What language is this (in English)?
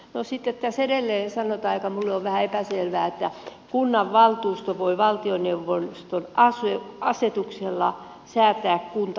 Finnish